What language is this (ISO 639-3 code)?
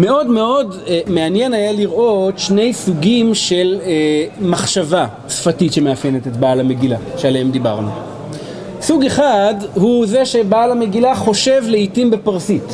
heb